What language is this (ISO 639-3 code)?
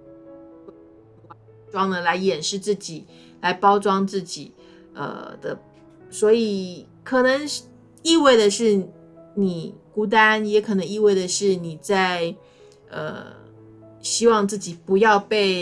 zho